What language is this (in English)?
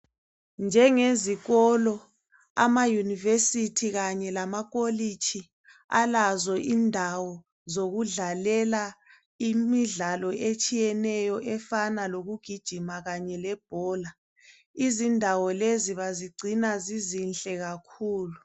North Ndebele